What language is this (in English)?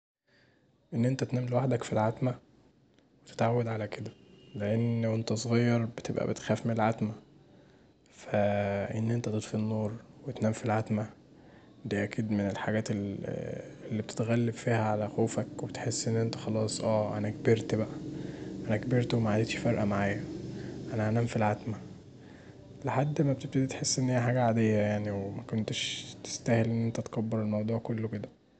Egyptian Arabic